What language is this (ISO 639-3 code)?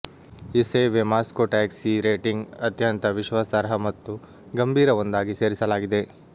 kan